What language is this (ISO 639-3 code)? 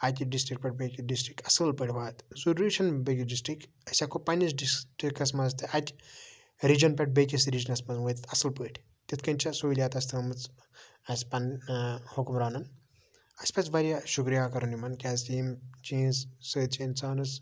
kas